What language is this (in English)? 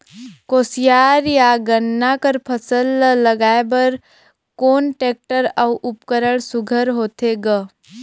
Chhattisgarhi